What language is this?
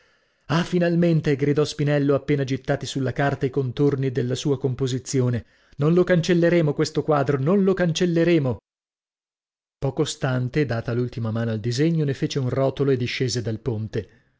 Italian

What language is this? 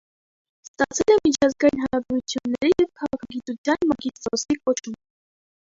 Armenian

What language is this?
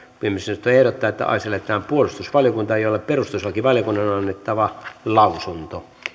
Finnish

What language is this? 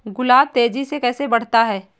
Hindi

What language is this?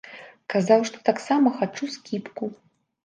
Belarusian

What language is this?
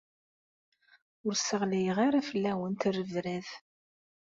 Kabyle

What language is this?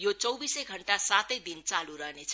Nepali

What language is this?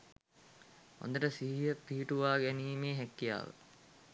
Sinhala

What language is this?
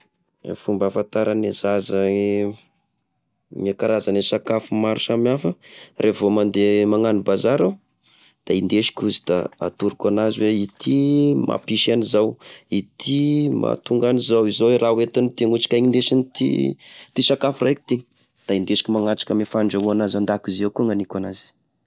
Tesaka Malagasy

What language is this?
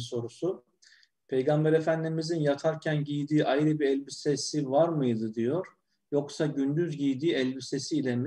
Turkish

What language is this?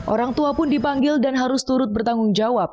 Indonesian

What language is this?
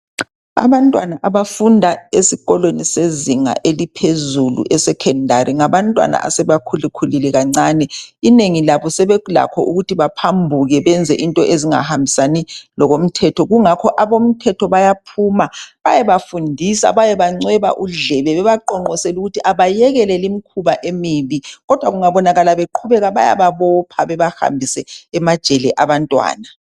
North Ndebele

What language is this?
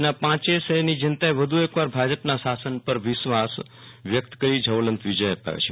Gujarati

